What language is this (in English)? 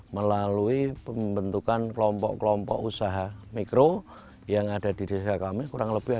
Indonesian